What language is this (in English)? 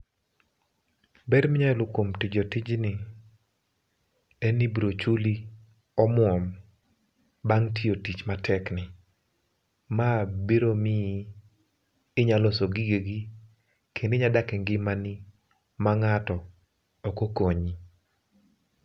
Luo (Kenya and Tanzania)